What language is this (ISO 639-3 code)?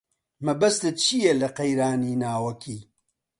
ckb